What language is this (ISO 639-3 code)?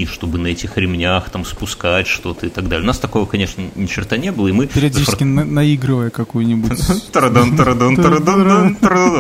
rus